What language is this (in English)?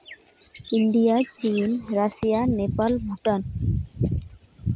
Santali